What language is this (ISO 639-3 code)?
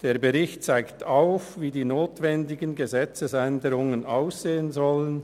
gsw